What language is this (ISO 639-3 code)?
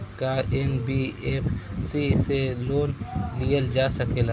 bho